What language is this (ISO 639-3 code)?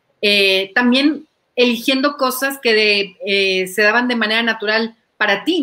spa